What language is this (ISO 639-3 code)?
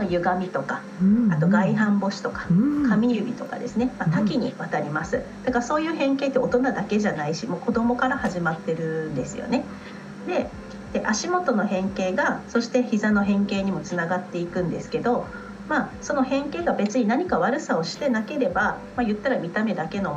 jpn